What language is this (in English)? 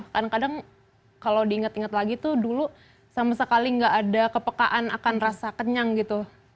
Indonesian